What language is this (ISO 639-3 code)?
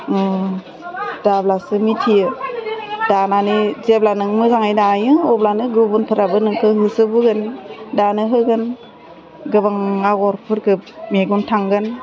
brx